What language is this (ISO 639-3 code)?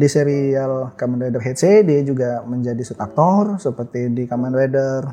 ind